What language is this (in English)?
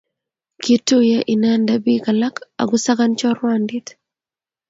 Kalenjin